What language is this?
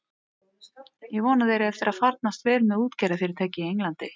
Icelandic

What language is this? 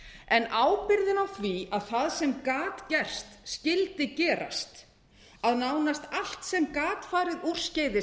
Icelandic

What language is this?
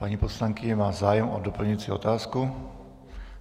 Czech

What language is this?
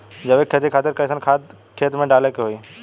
Bhojpuri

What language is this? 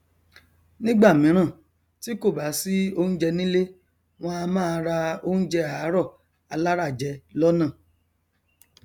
Yoruba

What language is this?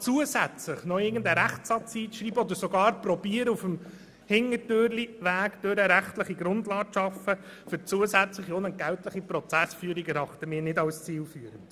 Swiss German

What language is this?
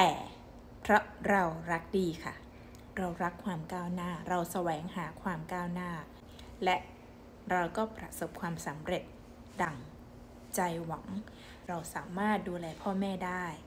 Thai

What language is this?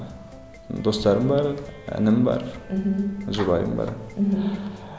Kazakh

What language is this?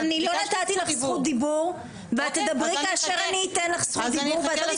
Hebrew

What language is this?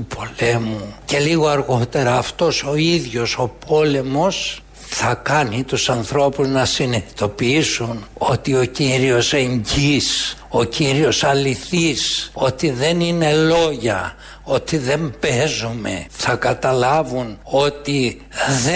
Greek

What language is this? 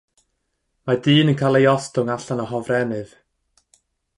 Welsh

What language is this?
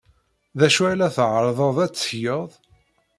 Kabyle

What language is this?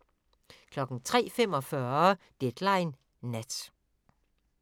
Danish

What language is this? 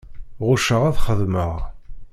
Kabyle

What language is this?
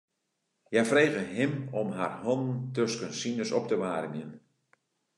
Western Frisian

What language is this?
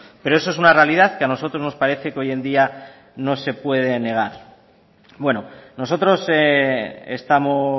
Spanish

